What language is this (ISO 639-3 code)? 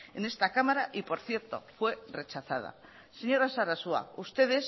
spa